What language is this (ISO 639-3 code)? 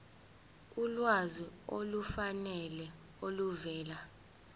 zul